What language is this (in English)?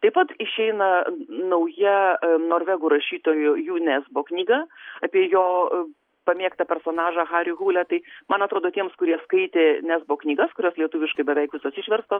Lithuanian